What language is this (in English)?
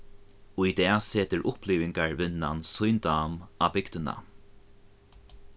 Faroese